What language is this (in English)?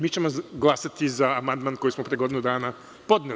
Serbian